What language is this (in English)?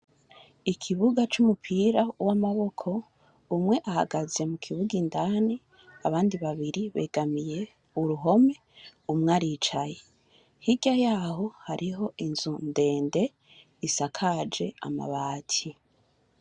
Rundi